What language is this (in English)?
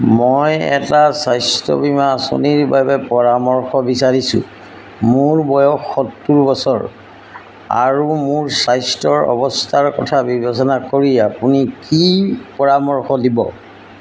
Assamese